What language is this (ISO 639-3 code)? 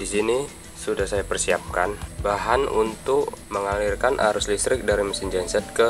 ind